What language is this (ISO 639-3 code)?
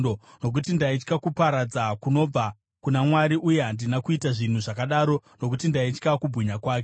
sna